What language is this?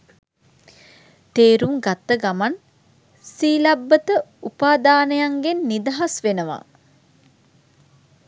Sinhala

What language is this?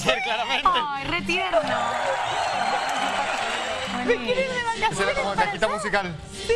Spanish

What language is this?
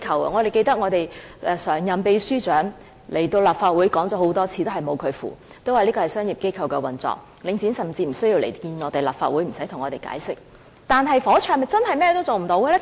Cantonese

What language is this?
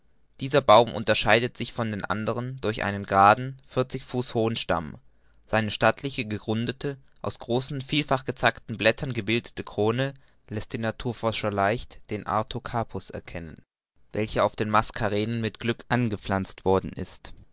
German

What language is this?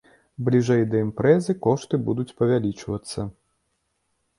Belarusian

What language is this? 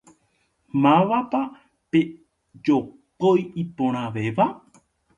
Guarani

